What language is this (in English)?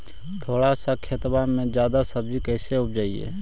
Magahi